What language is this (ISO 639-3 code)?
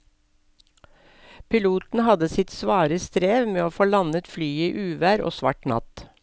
nor